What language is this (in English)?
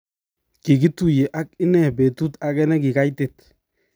Kalenjin